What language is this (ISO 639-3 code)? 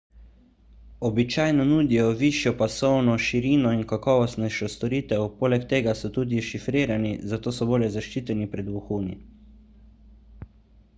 slv